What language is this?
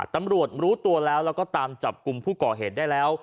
Thai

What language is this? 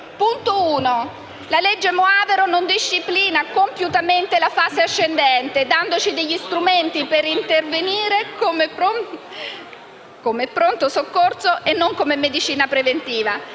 Italian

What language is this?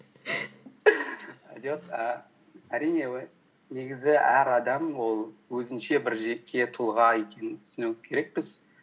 Kazakh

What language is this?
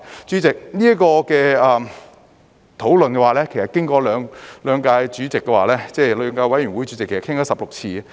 Cantonese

